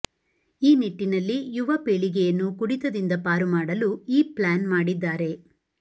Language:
Kannada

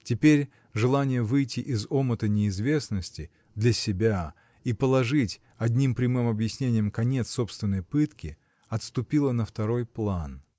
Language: Russian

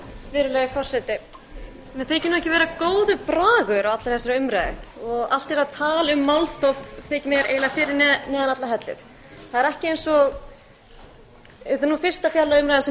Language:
Icelandic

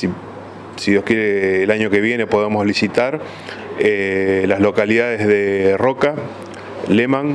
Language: Spanish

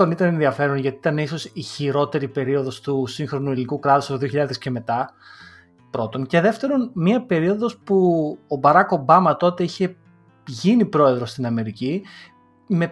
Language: Greek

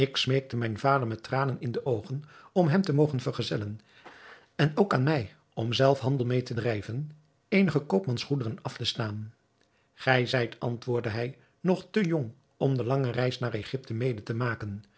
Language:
Dutch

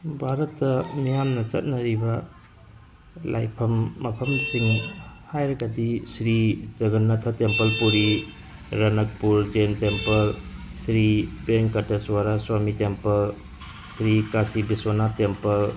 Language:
Manipuri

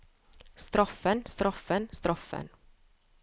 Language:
Norwegian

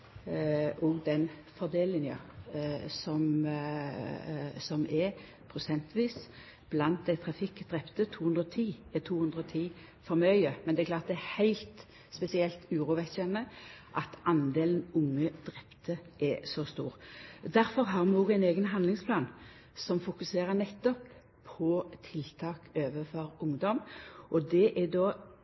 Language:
Norwegian Nynorsk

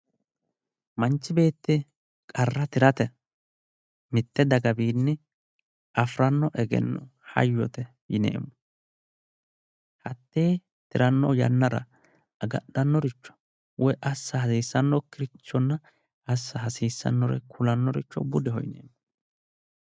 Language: Sidamo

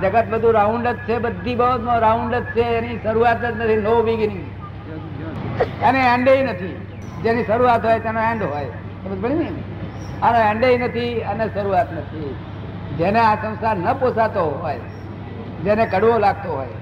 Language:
Gujarati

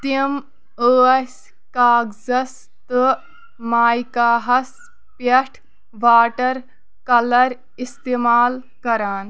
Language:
Kashmiri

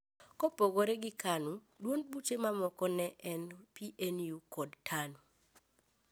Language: Luo (Kenya and Tanzania)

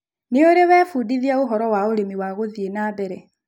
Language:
Kikuyu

